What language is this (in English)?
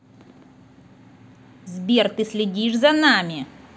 Russian